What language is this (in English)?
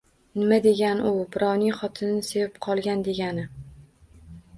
Uzbek